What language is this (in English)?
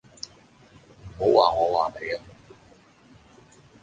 Cantonese